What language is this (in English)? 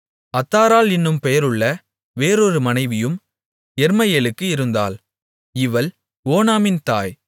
Tamil